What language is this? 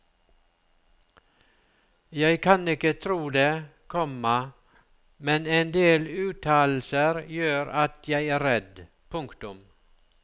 Norwegian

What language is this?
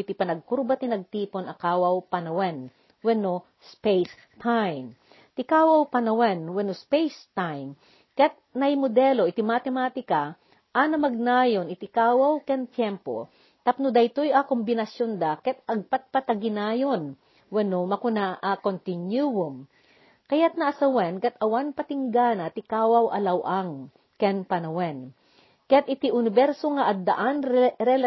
Filipino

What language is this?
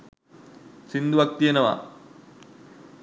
Sinhala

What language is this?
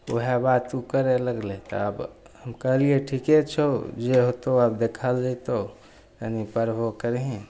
Maithili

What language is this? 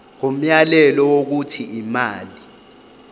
Zulu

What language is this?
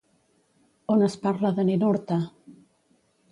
Catalan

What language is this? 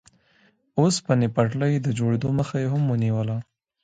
Pashto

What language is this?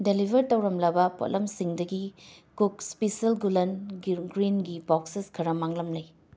Manipuri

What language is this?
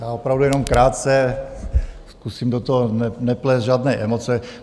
Czech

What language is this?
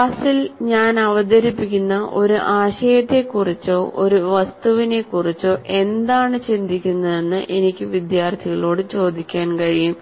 Malayalam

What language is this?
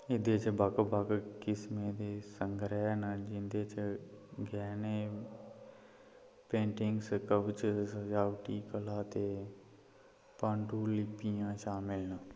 Dogri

